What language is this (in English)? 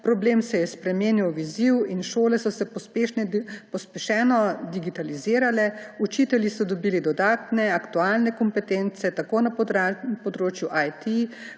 Slovenian